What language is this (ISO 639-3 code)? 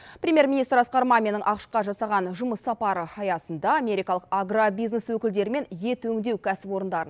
kaz